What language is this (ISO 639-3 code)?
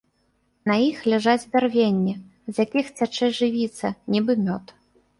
bel